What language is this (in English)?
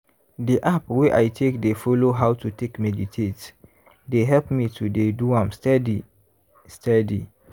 Nigerian Pidgin